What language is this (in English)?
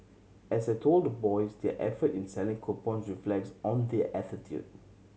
English